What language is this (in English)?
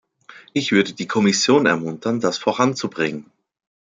German